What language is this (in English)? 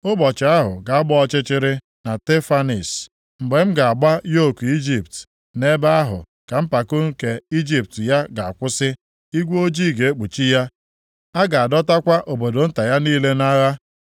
Igbo